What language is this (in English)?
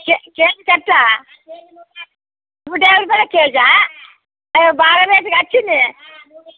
Telugu